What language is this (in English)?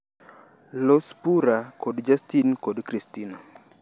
Luo (Kenya and Tanzania)